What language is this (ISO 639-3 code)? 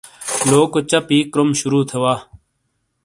scl